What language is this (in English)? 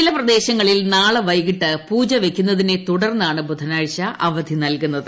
Malayalam